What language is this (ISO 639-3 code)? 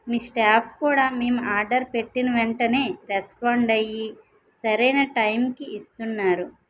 tel